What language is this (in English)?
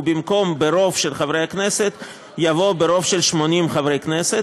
Hebrew